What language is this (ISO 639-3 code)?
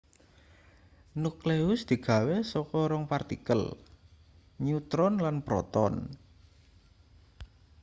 jav